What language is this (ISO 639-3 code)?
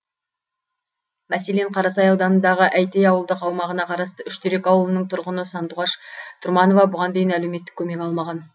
kaz